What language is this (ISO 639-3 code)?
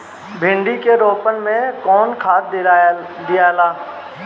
bho